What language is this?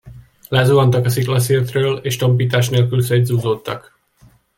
Hungarian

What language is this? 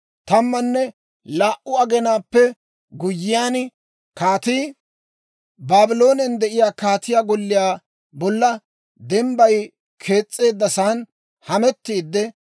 Dawro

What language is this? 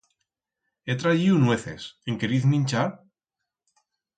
Aragonese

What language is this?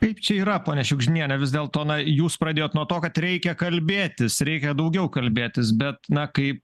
Lithuanian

